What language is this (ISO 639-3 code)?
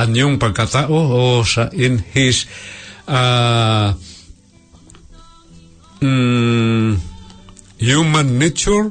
fil